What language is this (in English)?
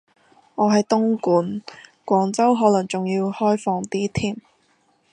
Cantonese